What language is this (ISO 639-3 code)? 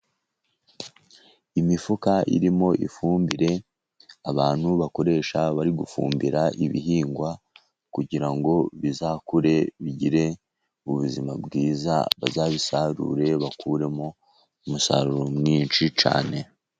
kin